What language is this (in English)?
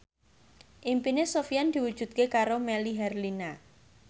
Javanese